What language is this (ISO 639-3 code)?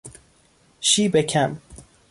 fas